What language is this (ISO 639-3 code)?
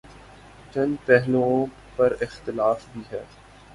urd